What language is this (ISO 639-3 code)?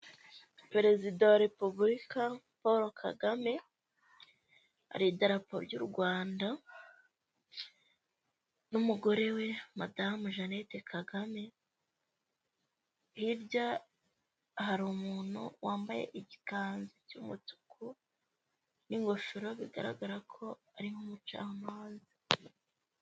kin